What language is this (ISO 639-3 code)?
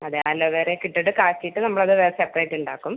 mal